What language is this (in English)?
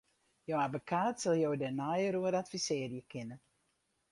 Western Frisian